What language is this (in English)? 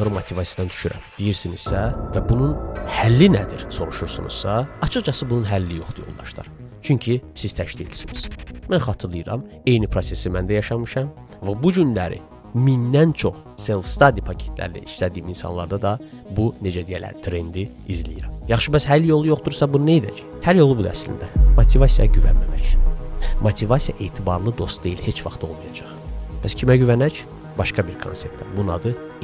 Turkish